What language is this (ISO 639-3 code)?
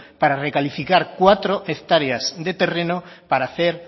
spa